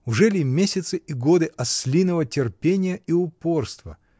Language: Russian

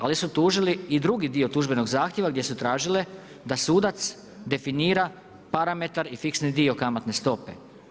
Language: Croatian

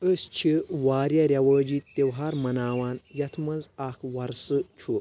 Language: Kashmiri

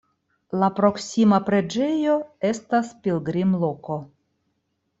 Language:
Esperanto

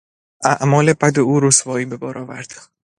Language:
Persian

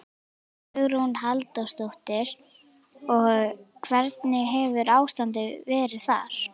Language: Icelandic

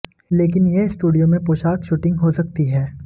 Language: Hindi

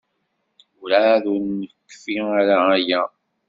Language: Kabyle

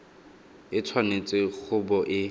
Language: Tswana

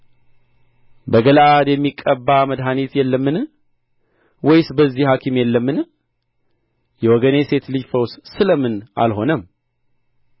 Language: Amharic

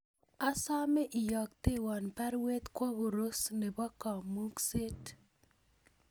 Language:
Kalenjin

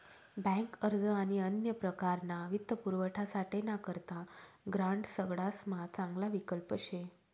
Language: Marathi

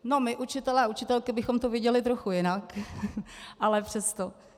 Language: Czech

